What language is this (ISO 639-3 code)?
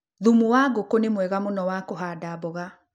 kik